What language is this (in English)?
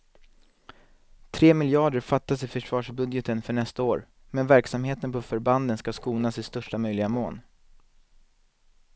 Swedish